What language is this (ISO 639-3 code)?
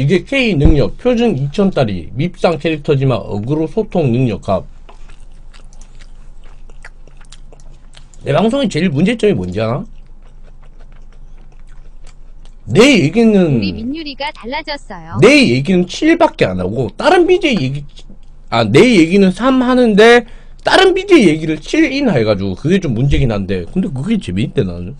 kor